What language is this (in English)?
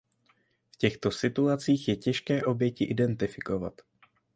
Czech